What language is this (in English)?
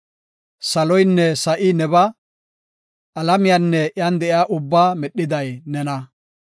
Gofa